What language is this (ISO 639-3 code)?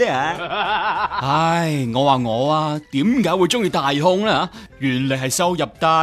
zho